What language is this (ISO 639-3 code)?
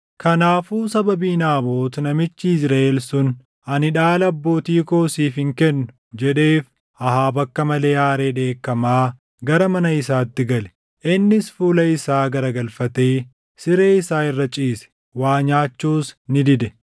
orm